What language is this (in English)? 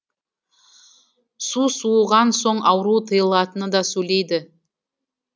Kazakh